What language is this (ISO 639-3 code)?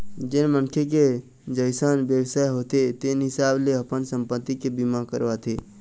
hne